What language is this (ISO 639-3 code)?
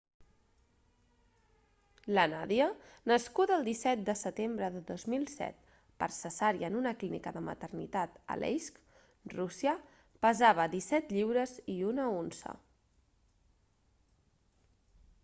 cat